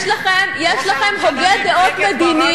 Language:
Hebrew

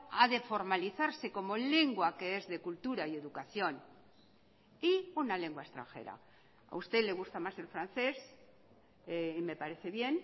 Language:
Spanish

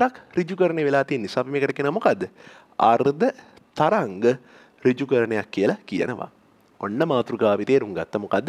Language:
Indonesian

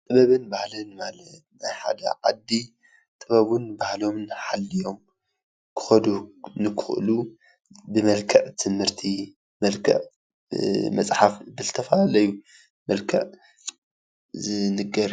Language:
Tigrinya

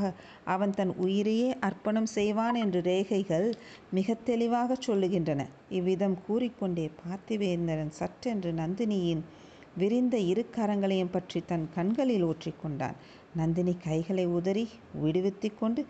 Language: Tamil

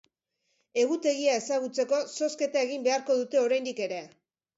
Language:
Basque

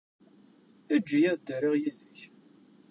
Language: Kabyle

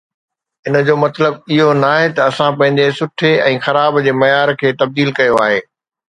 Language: Sindhi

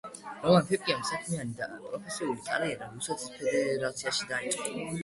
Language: Georgian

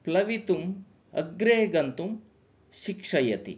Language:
Sanskrit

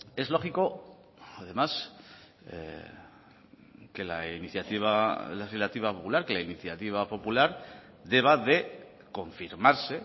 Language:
Spanish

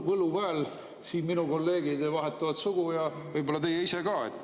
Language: Estonian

